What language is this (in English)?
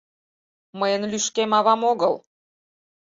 Mari